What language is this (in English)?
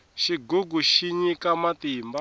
Tsonga